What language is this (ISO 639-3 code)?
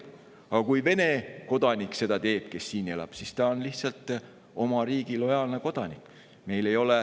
est